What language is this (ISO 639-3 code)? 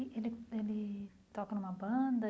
por